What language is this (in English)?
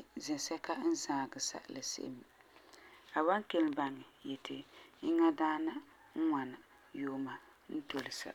Frafra